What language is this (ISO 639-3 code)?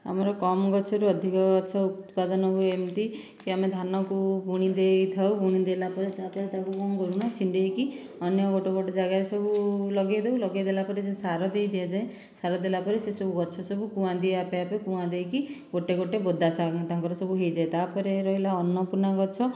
ori